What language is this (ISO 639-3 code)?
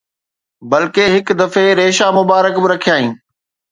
snd